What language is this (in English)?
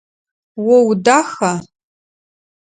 Adyghe